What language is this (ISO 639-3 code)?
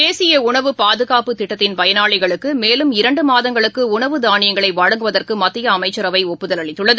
tam